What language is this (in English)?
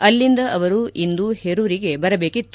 Kannada